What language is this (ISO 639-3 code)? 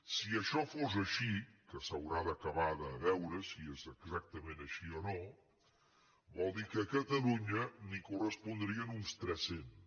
cat